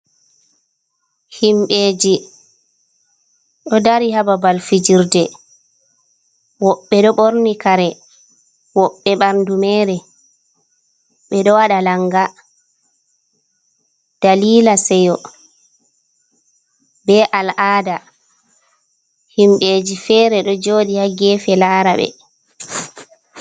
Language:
Fula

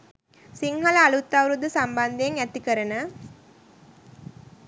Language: Sinhala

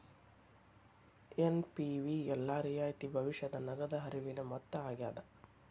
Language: Kannada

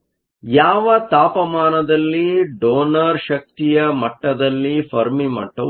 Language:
Kannada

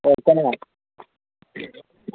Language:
Manipuri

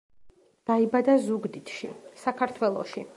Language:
Georgian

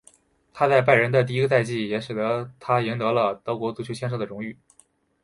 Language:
Chinese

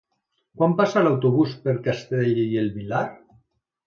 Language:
Catalan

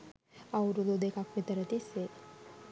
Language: Sinhala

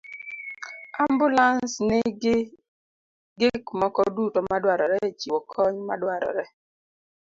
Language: Luo (Kenya and Tanzania)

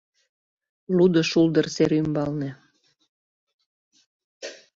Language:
Mari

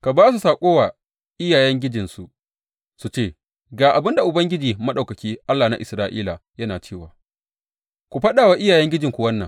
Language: Hausa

